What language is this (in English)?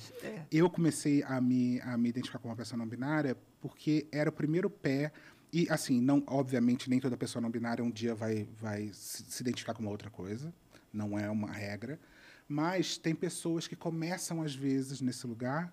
Portuguese